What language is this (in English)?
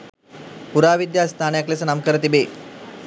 Sinhala